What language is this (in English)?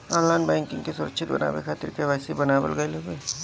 Bhojpuri